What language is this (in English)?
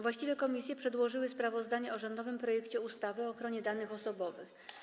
Polish